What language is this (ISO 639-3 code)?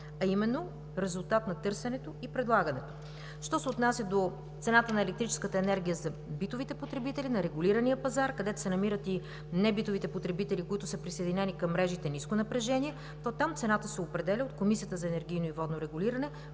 bul